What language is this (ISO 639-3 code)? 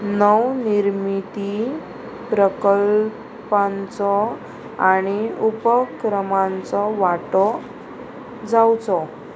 kok